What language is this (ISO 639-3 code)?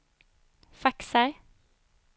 swe